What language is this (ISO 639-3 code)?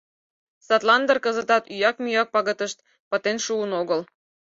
chm